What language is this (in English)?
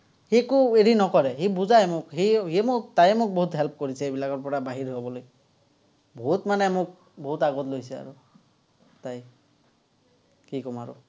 Assamese